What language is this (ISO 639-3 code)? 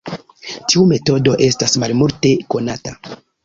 epo